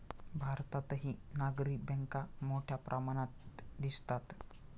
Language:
Marathi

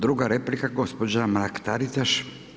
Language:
Croatian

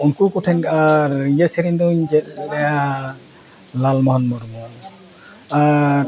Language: Santali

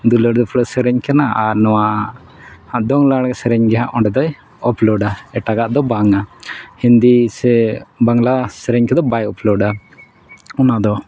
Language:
Santali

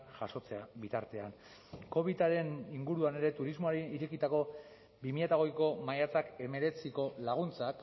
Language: Basque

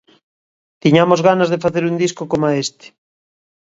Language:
Galician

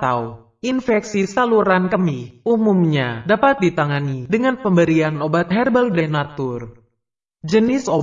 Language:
Indonesian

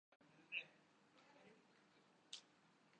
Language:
Urdu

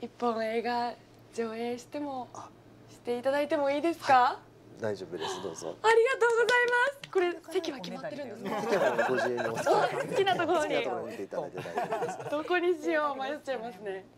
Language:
Japanese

